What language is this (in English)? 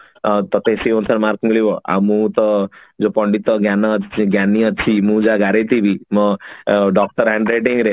Odia